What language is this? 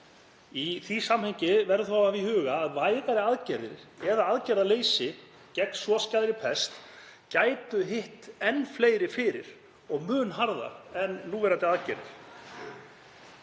Icelandic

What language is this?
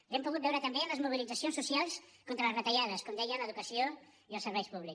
Catalan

